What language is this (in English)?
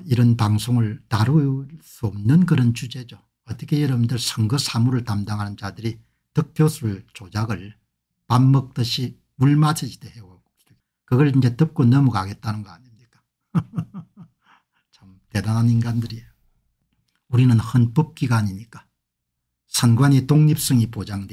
Korean